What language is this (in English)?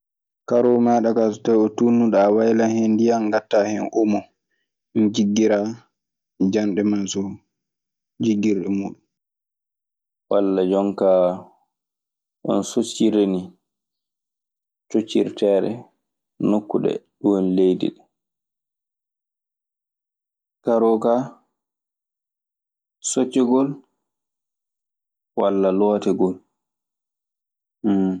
Maasina Fulfulde